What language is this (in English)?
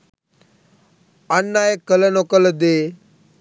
Sinhala